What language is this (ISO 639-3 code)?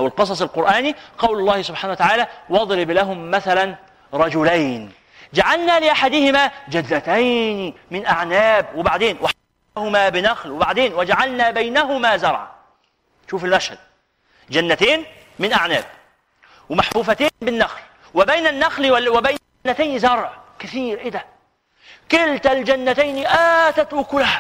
ara